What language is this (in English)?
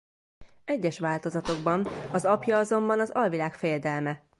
Hungarian